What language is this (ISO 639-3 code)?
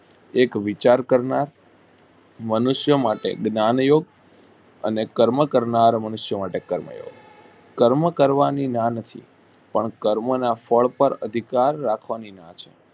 guj